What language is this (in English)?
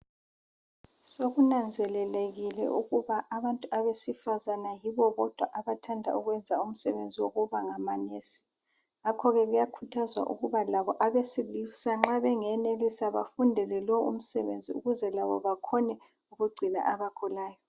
North Ndebele